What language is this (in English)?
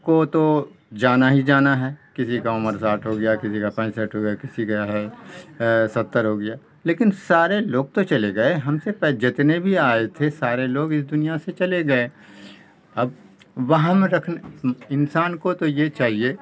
Urdu